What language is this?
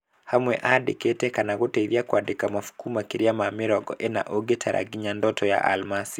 Kikuyu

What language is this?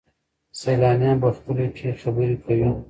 Pashto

